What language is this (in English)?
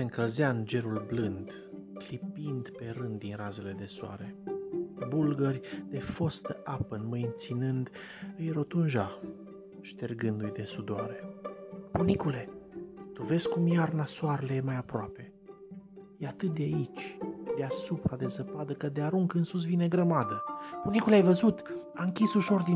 Romanian